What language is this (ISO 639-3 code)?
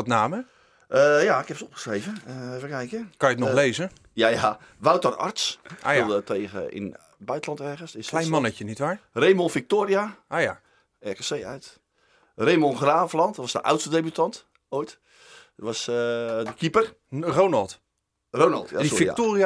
nld